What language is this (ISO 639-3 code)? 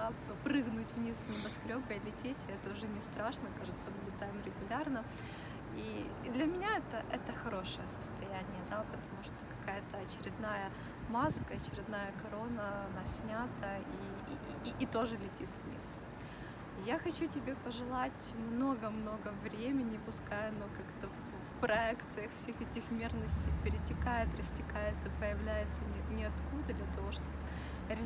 rus